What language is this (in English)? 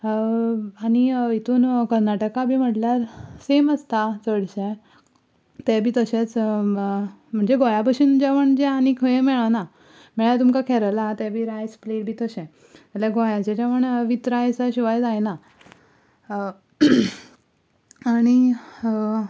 Konkani